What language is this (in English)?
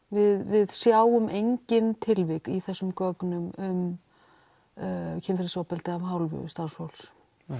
Icelandic